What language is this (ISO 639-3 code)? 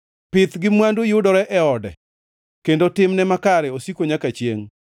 luo